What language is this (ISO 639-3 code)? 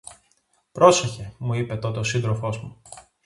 ell